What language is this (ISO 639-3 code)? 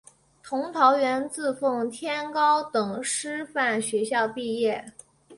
zho